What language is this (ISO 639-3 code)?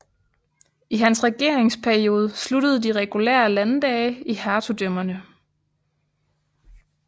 dan